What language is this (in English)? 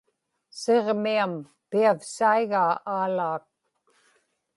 Inupiaq